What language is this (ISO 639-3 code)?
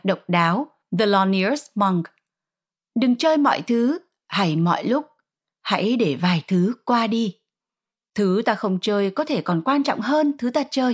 vie